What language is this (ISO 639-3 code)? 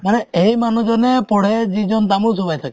asm